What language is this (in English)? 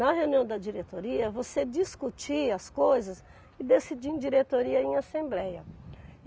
Portuguese